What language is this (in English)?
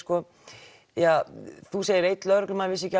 Icelandic